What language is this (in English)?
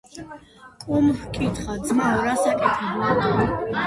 Georgian